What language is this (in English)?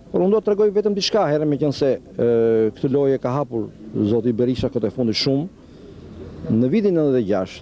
Romanian